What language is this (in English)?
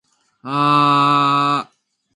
Japanese